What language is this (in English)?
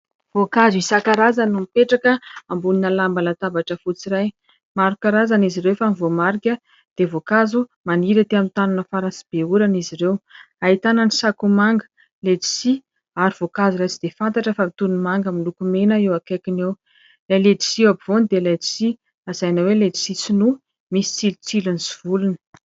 Malagasy